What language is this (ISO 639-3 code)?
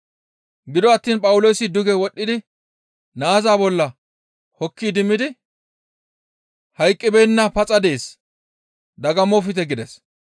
gmv